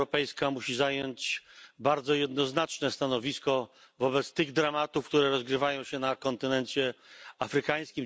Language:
Polish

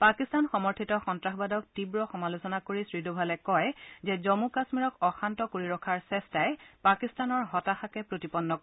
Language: Assamese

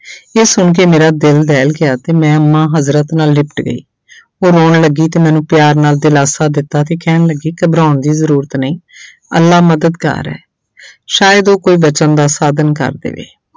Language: Punjabi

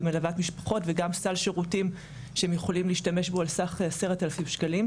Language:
Hebrew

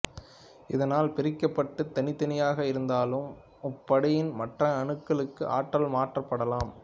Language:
Tamil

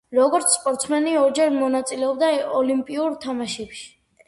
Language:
Georgian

